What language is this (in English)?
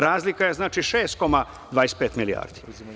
Serbian